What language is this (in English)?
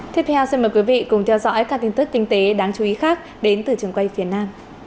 Vietnamese